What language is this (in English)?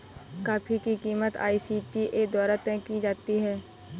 Hindi